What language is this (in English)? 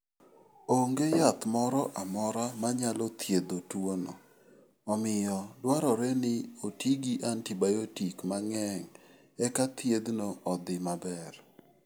Luo (Kenya and Tanzania)